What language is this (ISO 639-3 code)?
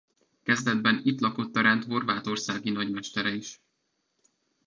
hun